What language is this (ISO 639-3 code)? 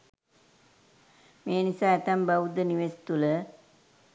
sin